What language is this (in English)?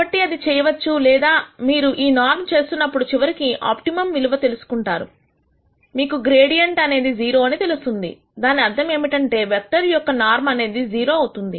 Telugu